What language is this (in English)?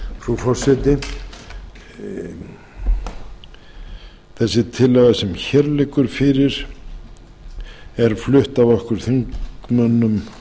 Icelandic